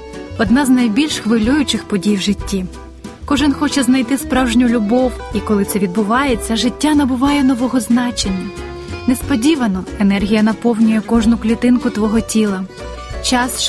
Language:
Ukrainian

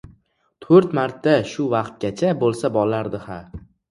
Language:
Uzbek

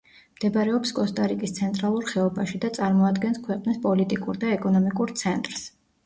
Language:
Georgian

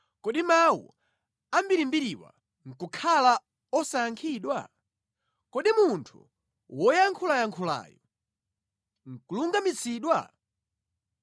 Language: Nyanja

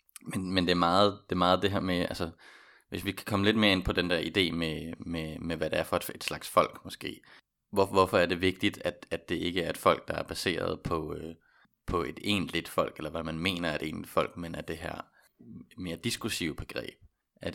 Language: Danish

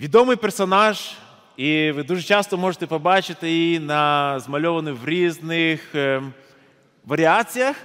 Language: Ukrainian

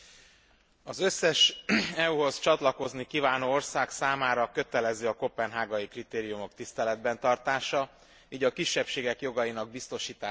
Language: Hungarian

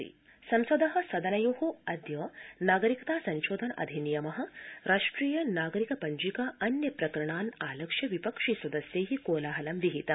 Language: Sanskrit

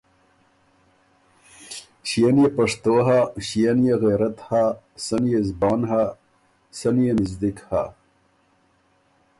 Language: Ormuri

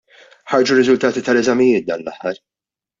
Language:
Maltese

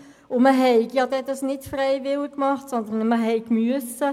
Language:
Swiss German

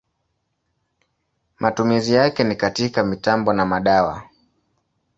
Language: Swahili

